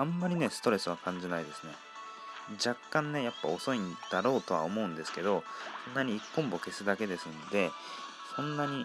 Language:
Japanese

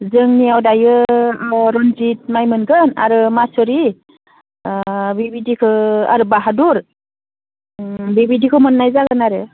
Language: Bodo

